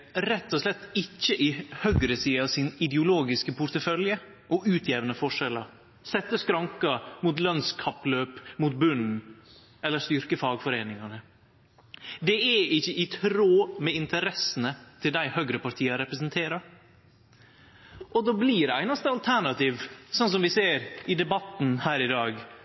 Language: Norwegian Nynorsk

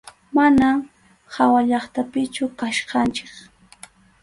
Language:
Arequipa-La Unión Quechua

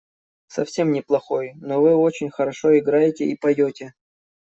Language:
Russian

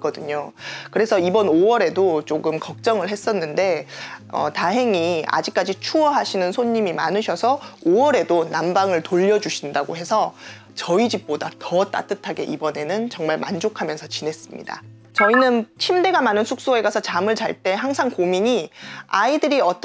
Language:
Korean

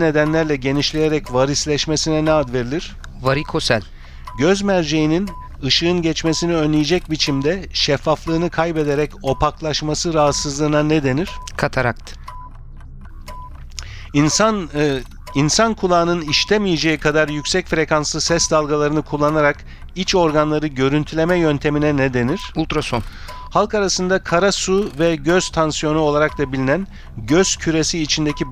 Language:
Turkish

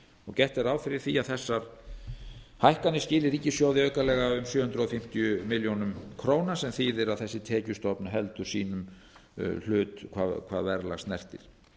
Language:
Icelandic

